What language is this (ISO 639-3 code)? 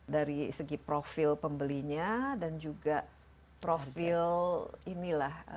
ind